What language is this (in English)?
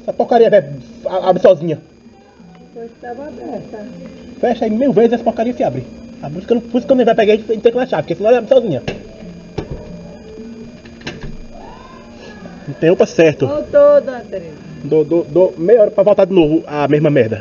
Portuguese